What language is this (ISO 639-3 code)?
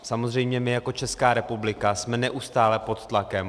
ces